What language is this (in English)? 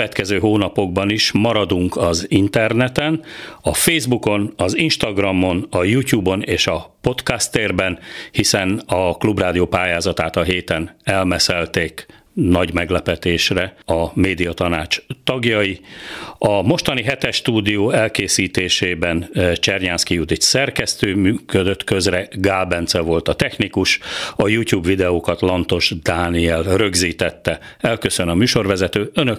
Hungarian